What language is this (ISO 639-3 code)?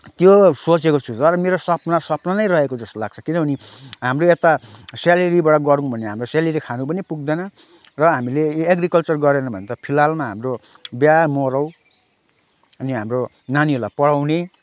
nep